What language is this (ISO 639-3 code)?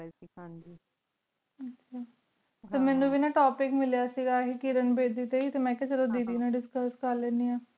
pan